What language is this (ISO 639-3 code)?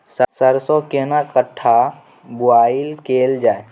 mai